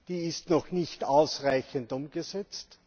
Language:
German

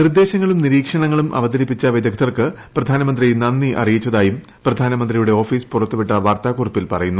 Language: Malayalam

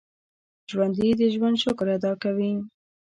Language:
Pashto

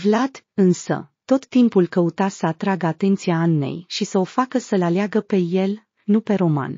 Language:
Romanian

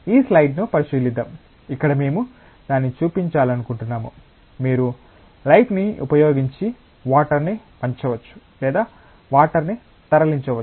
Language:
Telugu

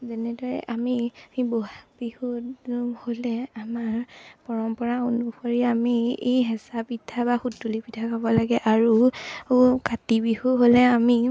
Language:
Assamese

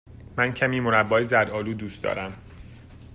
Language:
Persian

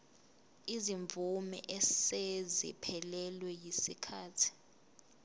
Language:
Zulu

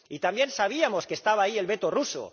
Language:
Spanish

